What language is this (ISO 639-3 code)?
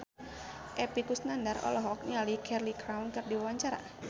sun